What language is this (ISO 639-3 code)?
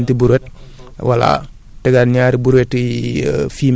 wol